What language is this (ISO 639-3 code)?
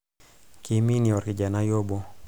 mas